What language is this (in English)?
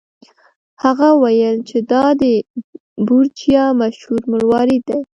Pashto